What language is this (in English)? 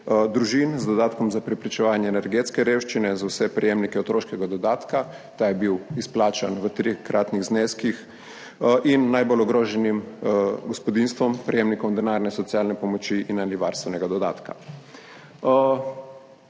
Slovenian